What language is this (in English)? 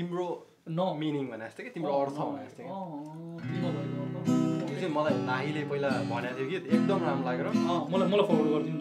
Korean